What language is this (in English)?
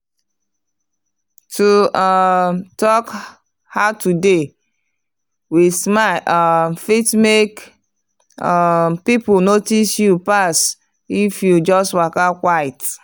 Nigerian Pidgin